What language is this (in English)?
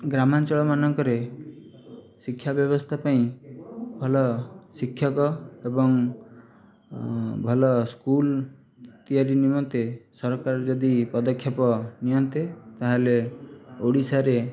Odia